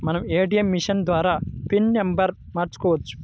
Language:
Telugu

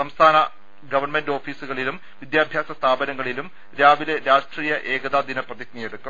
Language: Malayalam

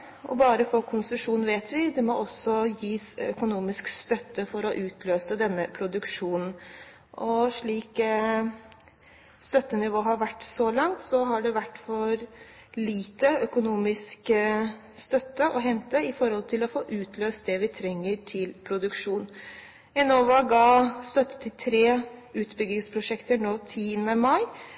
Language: Norwegian Bokmål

